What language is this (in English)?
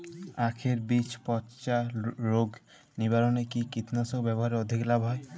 Bangla